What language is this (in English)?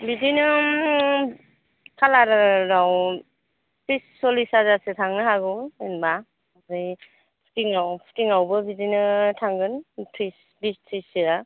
Bodo